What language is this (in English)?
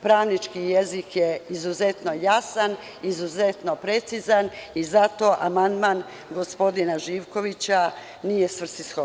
Serbian